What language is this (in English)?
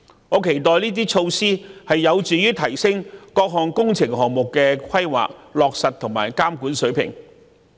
Cantonese